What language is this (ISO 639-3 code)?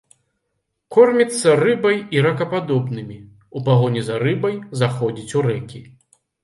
bel